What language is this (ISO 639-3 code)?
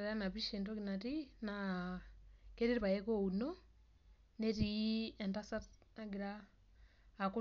mas